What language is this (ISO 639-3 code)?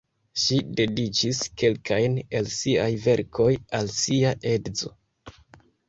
epo